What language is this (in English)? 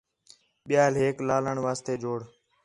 Khetrani